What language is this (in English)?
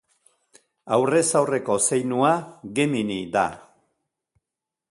Basque